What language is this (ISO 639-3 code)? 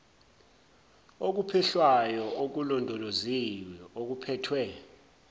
zul